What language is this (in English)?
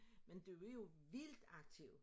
Danish